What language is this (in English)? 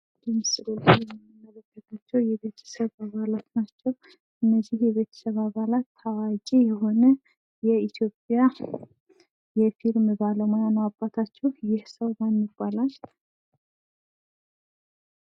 Amharic